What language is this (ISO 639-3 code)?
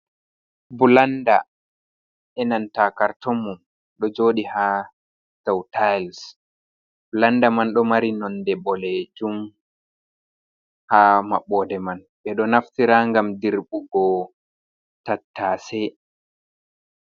ful